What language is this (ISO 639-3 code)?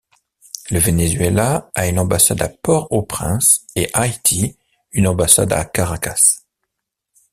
fra